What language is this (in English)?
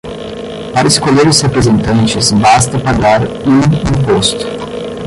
Portuguese